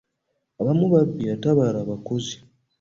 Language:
Ganda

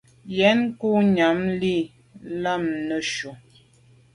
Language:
Medumba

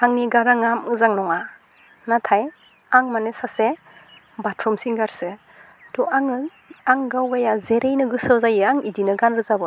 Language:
Bodo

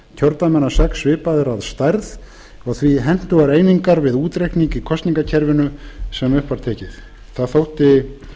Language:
Icelandic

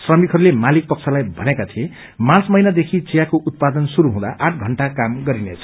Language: Nepali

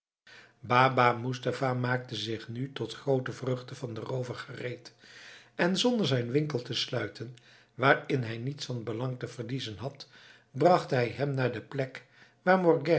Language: Dutch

